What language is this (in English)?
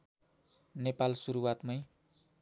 Nepali